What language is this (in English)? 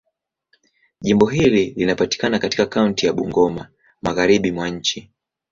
Swahili